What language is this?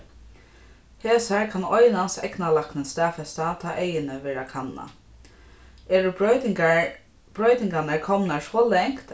Faroese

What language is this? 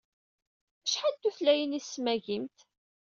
Kabyle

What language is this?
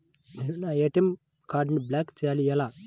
Telugu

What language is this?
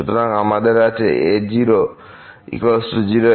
Bangla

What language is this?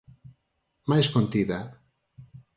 Galician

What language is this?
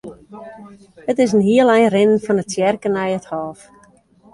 Western Frisian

